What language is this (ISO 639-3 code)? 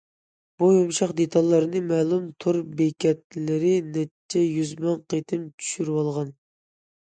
uig